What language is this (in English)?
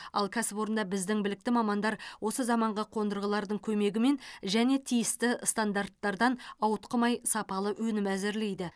Kazakh